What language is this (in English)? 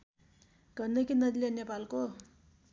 Nepali